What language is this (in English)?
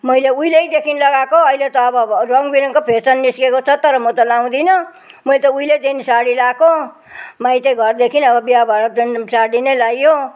Nepali